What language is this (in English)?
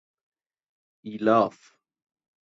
Persian